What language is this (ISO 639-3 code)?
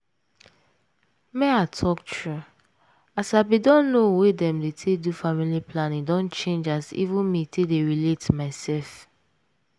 pcm